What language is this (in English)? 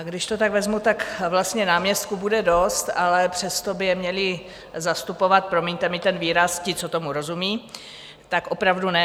Czech